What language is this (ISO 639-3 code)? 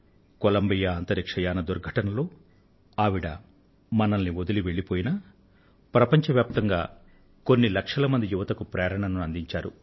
tel